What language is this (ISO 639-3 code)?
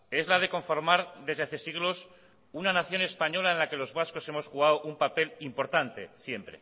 spa